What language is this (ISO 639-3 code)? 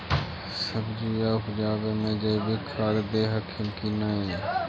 mag